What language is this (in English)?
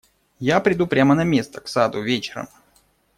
Russian